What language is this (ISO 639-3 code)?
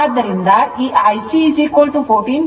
kan